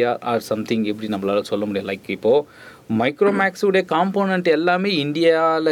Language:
Tamil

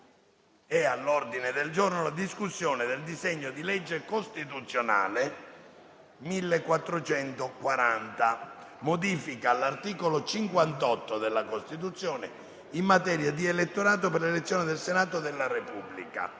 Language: Italian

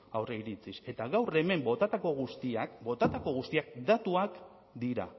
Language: Basque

